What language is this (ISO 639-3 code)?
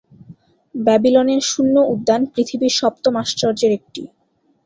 ben